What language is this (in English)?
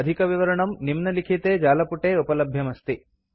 Sanskrit